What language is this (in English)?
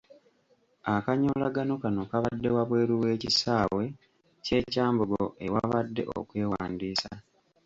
Ganda